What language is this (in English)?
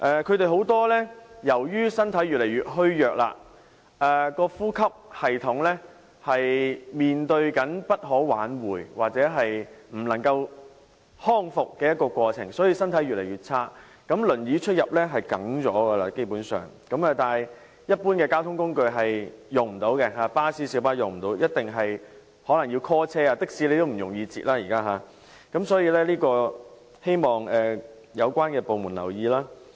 Cantonese